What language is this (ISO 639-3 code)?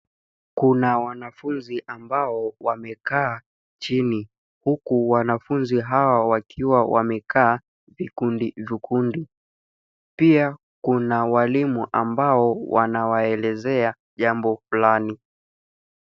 swa